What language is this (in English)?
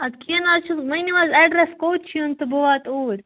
Kashmiri